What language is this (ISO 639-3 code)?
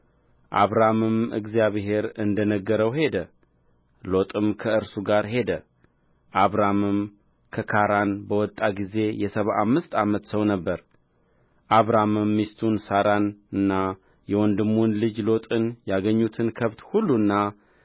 amh